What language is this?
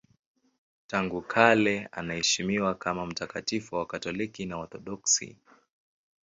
Swahili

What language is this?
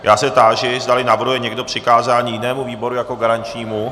Czech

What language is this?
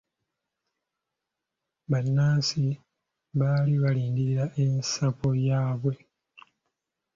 Ganda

